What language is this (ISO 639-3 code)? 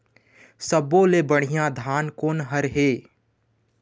hne